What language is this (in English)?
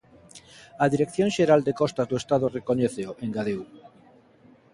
Galician